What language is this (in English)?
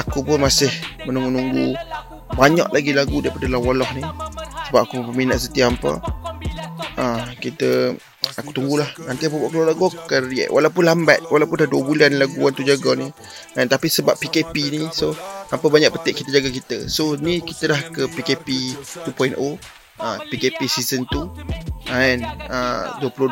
Malay